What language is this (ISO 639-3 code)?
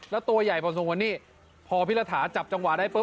tha